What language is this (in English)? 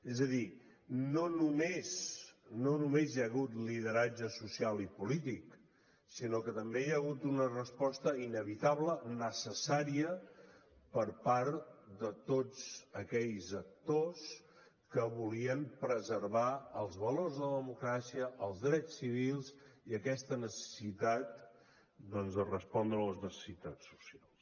Catalan